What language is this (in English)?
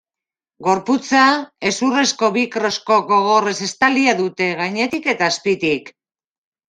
Basque